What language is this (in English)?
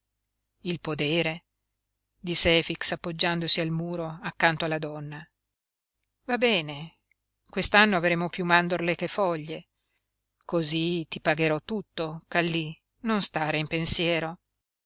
Italian